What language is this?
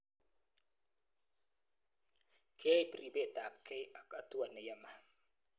Kalenjin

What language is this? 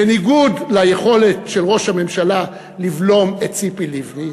Hebrew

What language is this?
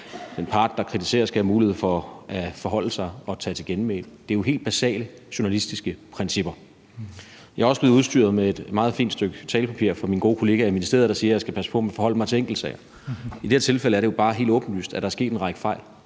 Danish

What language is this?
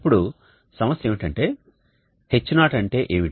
Telugu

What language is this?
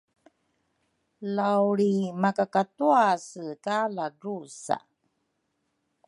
Rukai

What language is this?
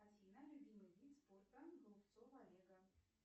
Russian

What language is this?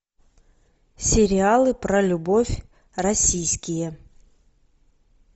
Russian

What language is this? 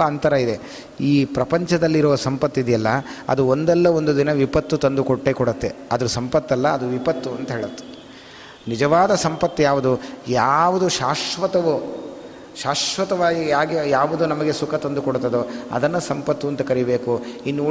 Kannada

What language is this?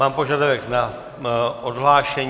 Czech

